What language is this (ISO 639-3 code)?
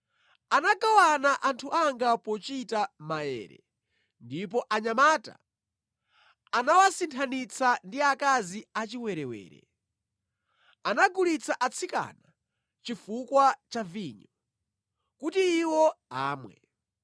nya